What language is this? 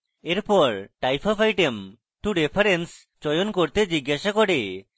Bangla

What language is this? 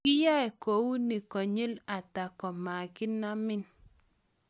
Kalenjin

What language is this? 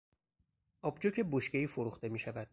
Persian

